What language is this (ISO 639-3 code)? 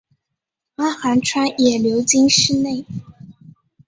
zho